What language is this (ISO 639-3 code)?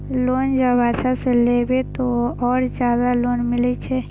mai